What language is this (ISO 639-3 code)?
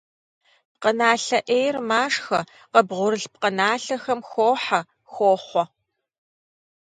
kbd